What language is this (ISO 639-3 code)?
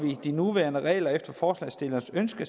dan